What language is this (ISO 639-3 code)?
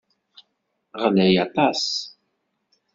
kab